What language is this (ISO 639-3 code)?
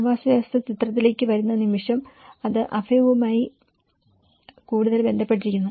mal